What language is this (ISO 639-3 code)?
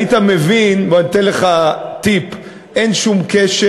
heb